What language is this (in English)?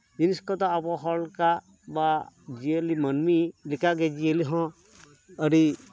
Santali